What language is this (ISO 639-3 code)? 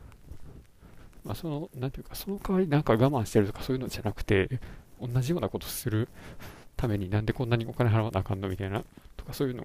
jpn